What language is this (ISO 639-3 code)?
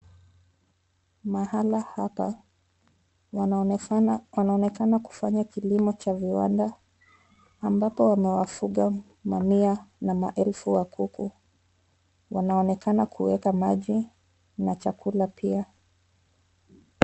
swa